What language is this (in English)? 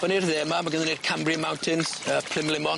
Welsh